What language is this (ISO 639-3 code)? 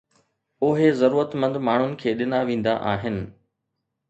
snd